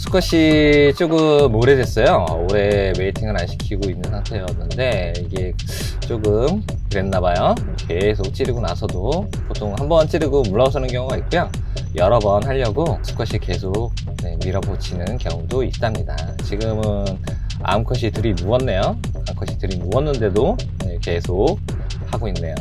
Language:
Korean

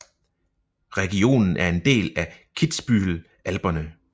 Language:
Danish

